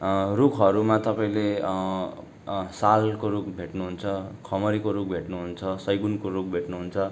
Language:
Nepali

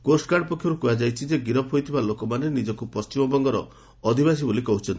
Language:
Odia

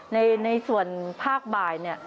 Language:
Thai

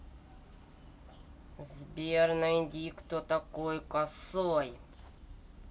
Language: Russian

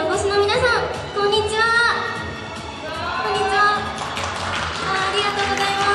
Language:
Japanese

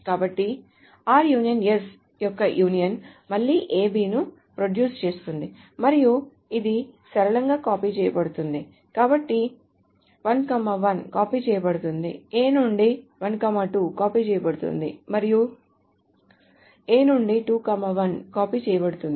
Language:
Telugu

